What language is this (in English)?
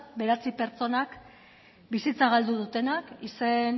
Basque